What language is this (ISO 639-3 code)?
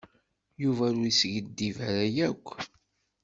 kab